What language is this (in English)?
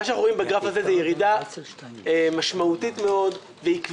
Hebrew